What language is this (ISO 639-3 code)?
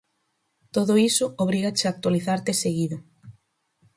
glg